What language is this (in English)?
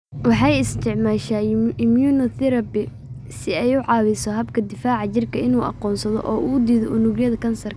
Somali